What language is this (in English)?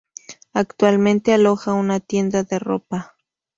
Spanish